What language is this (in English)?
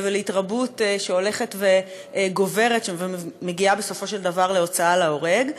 Hebrew